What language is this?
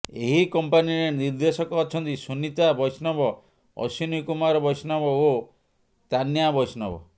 Odia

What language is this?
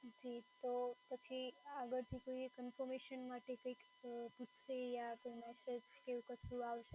Gujarati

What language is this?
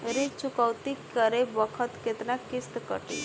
Bhojpuri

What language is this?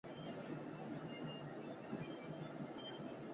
Chinese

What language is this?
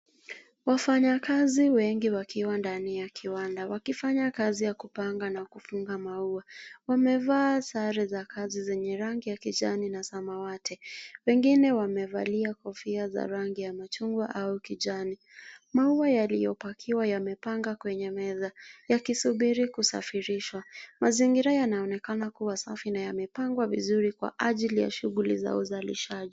Swahili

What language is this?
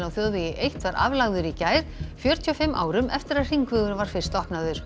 Icelandic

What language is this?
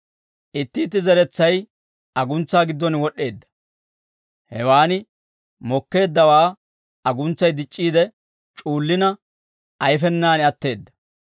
Dawro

